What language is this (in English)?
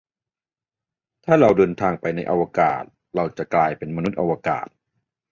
Thai